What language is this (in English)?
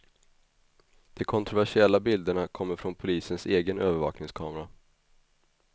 Swedish